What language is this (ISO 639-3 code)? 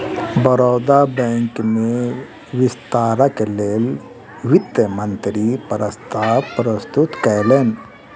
mai